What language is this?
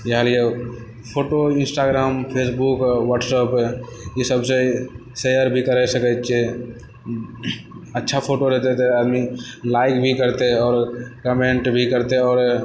Maithili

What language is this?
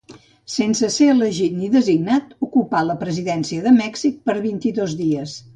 Catalan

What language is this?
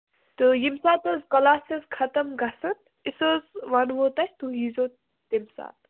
Kashmiri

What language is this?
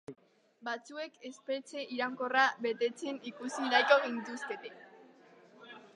Basque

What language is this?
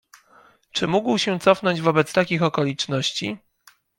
Polish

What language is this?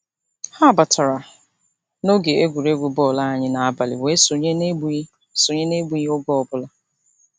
Igbo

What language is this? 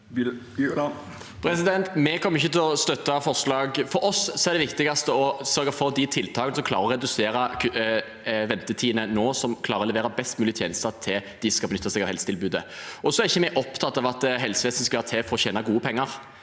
Norwegian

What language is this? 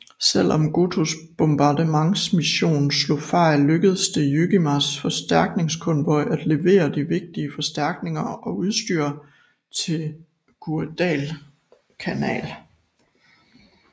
Danish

